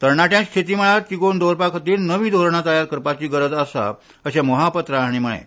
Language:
Konkani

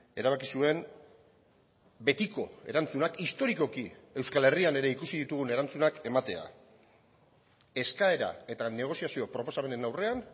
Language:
Basque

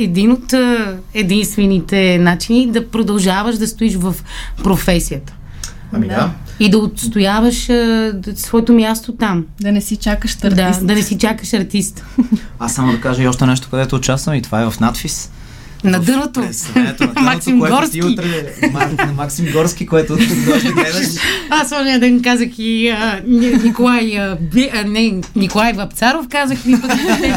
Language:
Bulgarian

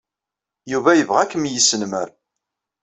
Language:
Kabyle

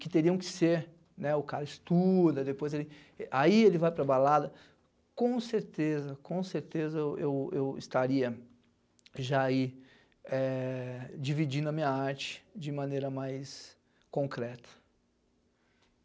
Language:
Portuguese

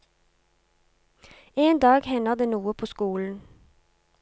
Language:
Norwegian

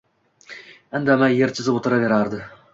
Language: Uzbek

